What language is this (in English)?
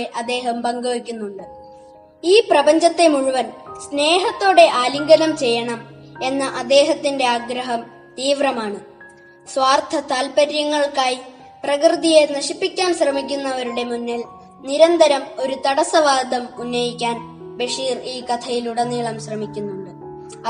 Malayalam